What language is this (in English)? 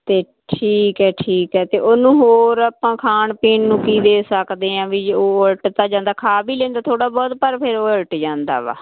Punjabi